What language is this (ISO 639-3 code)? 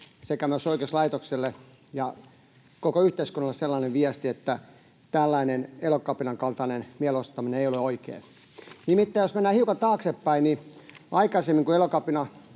fin